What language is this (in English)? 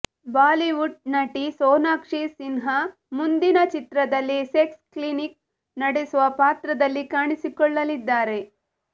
Kannada